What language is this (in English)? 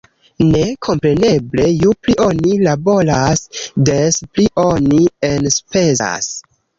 Esperanto